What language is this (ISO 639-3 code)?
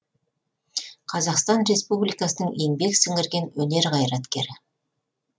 kaz